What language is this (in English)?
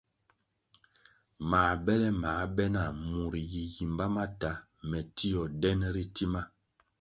Kwasio